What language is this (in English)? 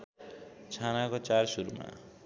Nepali